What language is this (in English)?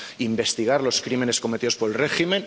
Spanish